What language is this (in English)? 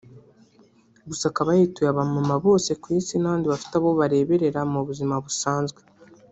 Kinyarwanda